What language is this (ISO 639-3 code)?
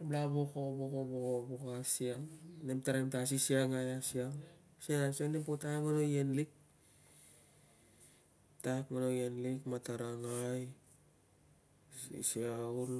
lcm